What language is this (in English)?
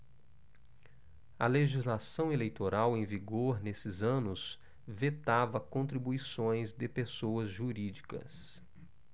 Portuguese